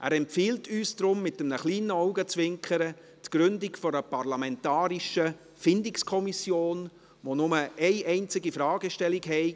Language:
Swiss German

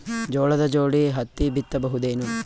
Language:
Kannada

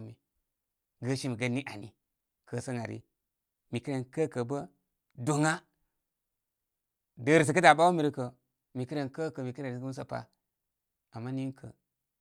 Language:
Koma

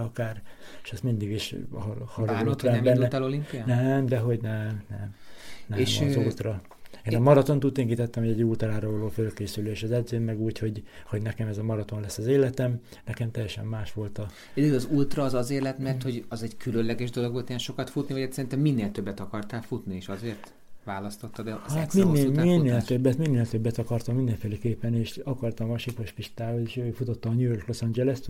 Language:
Hungarian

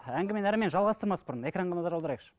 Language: Kazakh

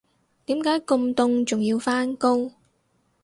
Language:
Cantonese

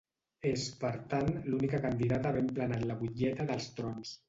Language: Catalan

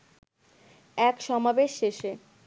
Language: Bangla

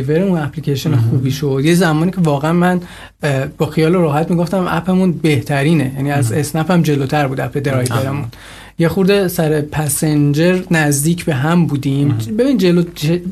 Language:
Persian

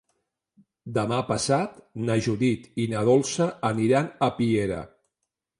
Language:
Catalan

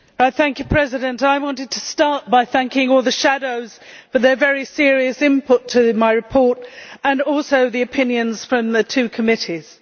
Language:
English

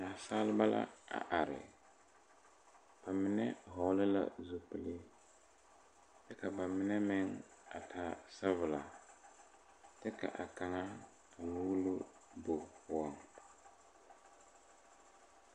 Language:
Southern Dagaare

